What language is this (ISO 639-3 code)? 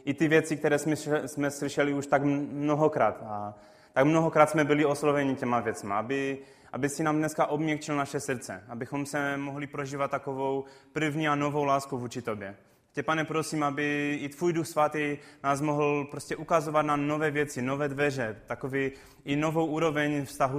ces